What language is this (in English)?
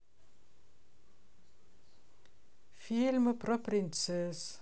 Russian